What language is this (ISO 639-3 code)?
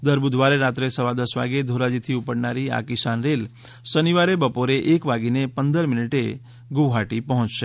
guj